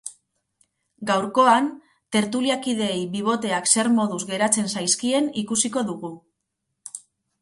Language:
Basque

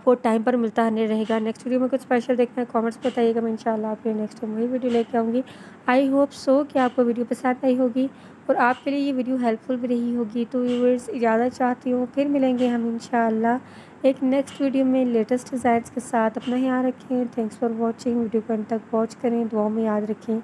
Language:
Hindi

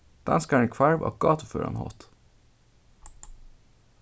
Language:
Faroese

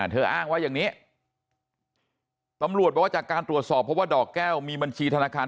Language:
Thai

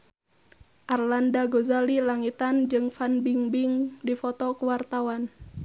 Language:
Sundanese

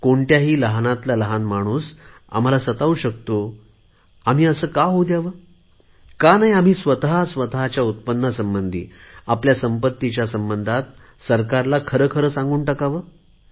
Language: Marathi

